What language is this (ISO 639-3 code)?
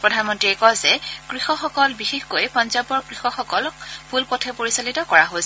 asm